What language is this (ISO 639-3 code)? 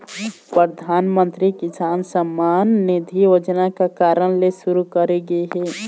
hne